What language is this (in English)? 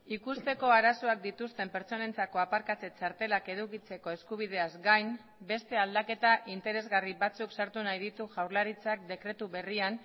Basque